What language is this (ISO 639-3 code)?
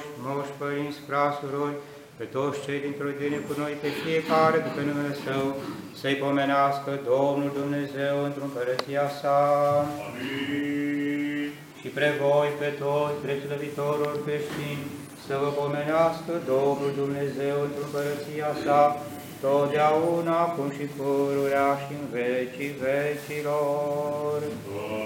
ron